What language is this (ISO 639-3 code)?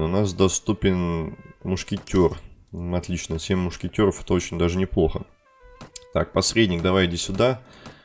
rus